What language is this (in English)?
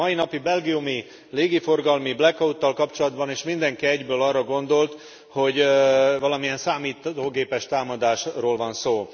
Hungarian